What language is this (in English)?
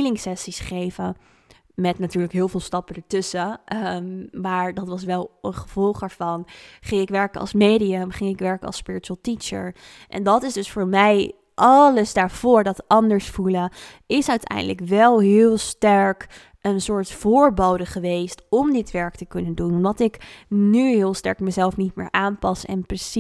Dutch